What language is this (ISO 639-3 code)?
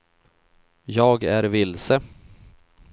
swe